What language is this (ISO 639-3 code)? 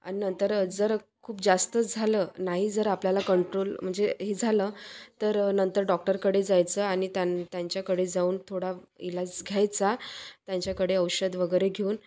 mar